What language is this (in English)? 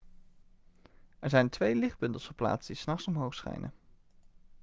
Dutch